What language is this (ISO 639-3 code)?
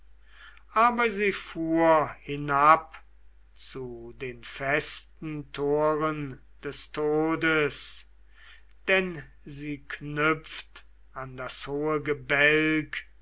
deu